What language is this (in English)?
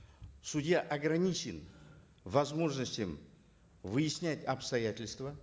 Kazakh